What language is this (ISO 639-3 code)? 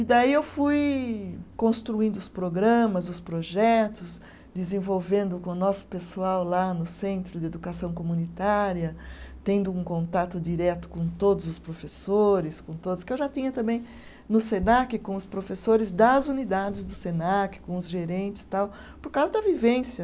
por